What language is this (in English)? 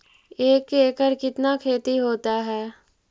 Magahi